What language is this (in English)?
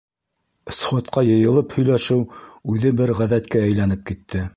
Bashkir